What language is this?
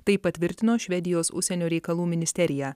Lithuanian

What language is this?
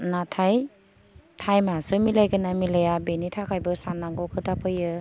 Bodo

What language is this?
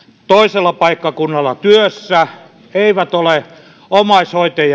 Finnish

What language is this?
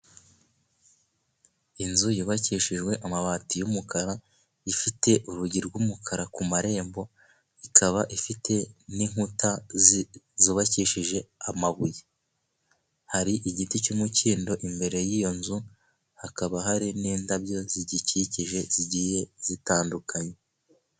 Kinyarwanda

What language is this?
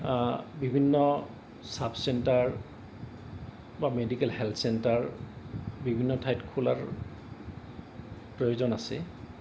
Assamese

